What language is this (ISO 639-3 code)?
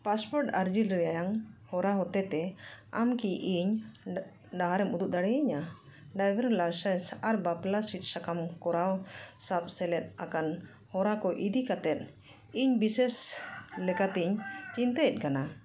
sat